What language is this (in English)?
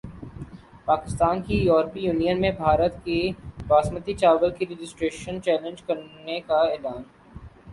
Urdu